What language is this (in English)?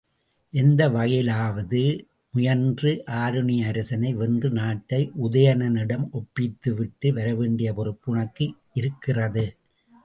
Tamil